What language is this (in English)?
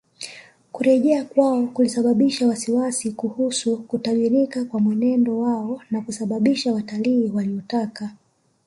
Swahili